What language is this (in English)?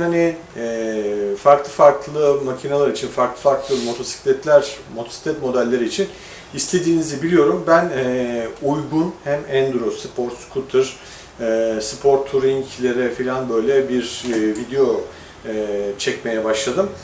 Turkish